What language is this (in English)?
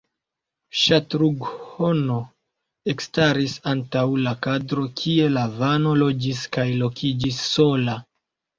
Esperanto